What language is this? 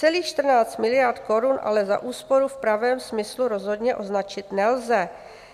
Czech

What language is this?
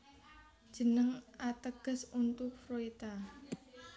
Javanese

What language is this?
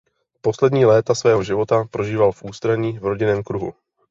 Czech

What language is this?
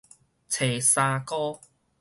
Min Nan Chinese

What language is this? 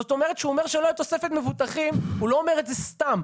Hebrew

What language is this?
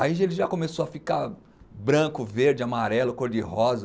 Portuguese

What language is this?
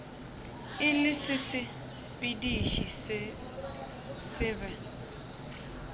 Northern Sotho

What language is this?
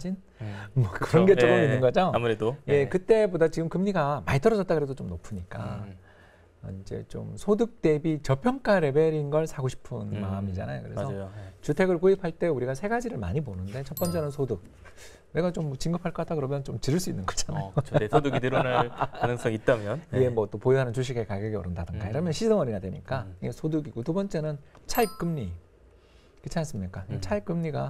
Korean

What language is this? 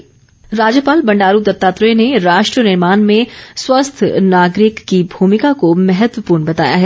Hindi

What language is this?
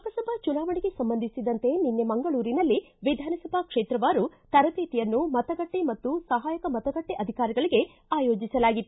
Kannada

